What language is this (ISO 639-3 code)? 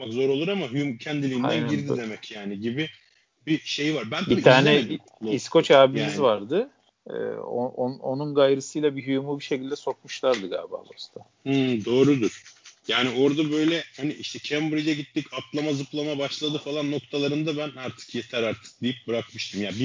tur